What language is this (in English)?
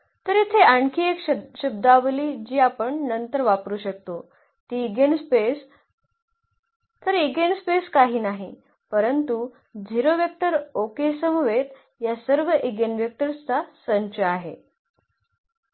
Marathi